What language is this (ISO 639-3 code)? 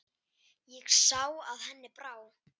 isl